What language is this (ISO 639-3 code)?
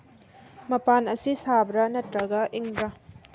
mni